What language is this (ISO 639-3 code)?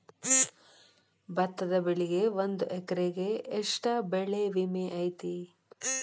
kan